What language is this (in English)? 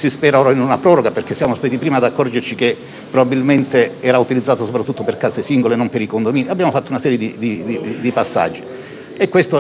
Italian